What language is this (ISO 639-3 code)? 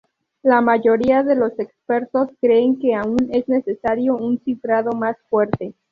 spa